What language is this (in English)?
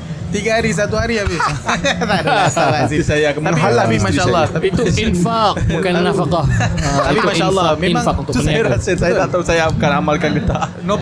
Malay